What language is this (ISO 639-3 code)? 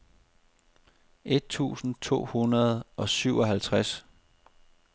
dan